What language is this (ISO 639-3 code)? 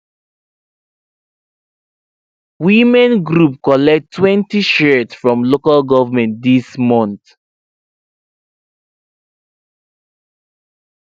pcm